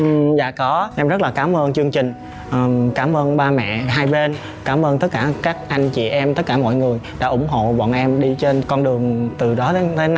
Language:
Vietnamese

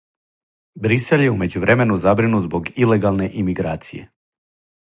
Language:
Serbian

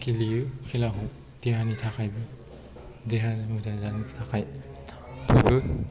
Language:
Bodo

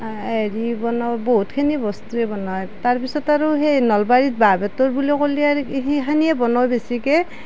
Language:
Assamese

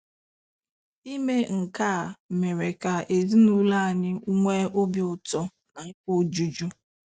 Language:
Igbo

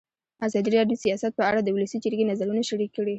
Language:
Pashto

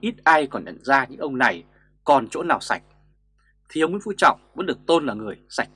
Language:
Vietnamese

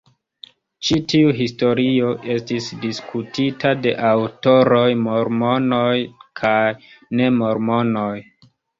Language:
Esperanto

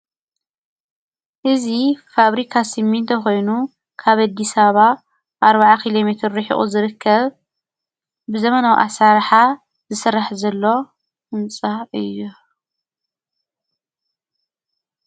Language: Tigrinya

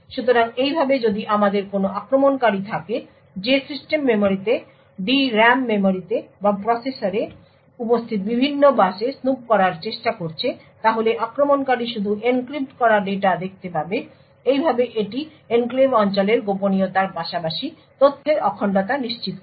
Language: Bangla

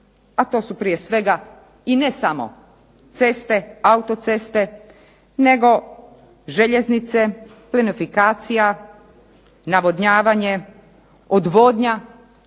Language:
Croatian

